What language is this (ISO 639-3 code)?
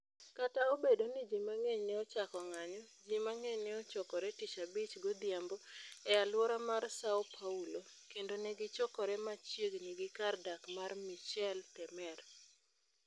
luo